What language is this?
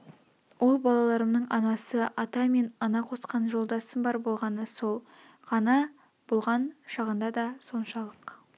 Kazakh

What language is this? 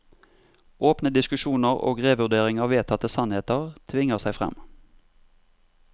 Norwegian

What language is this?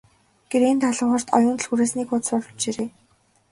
Mongolian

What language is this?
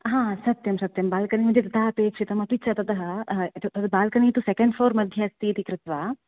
Sanskrit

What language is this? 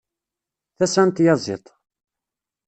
Kabyle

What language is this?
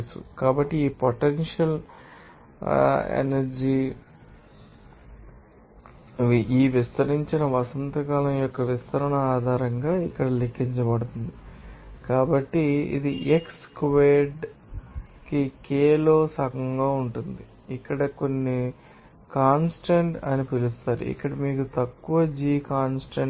Telugu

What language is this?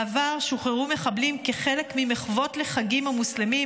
Hebrew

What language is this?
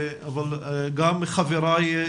Hebrew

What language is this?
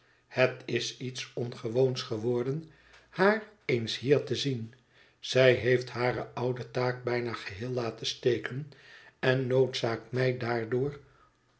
Dutch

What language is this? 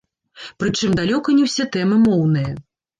Belarusian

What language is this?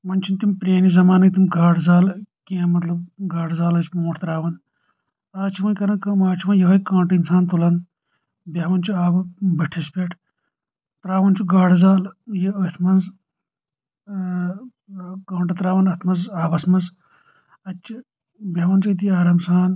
Kashmiri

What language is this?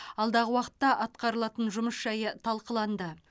Kazakh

